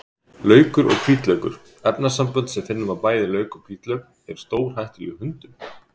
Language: Icelandic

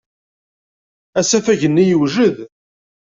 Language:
Kabyle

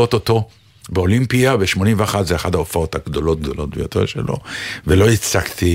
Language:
Hebrew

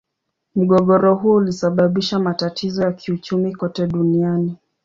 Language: Swahili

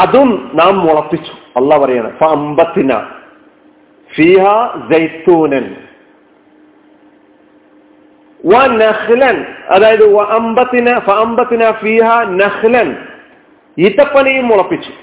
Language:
Malayalam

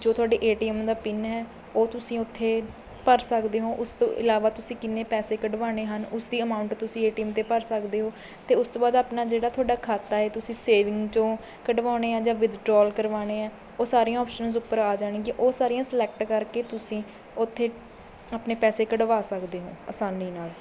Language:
Punjabi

